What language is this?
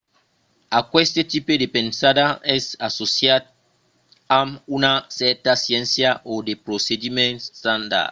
Occitan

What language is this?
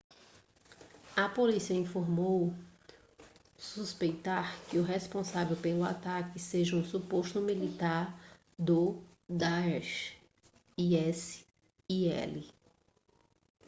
Portuguese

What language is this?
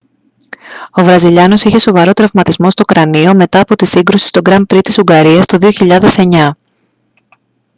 Greek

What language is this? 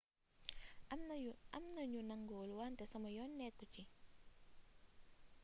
Wolof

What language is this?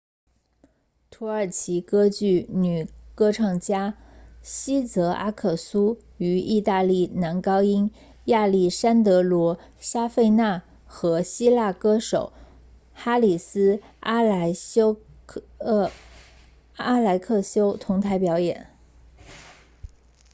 Chinese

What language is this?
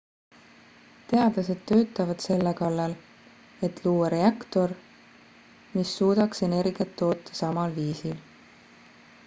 Estonian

